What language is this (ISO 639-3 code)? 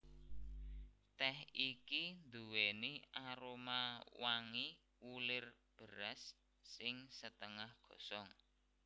jav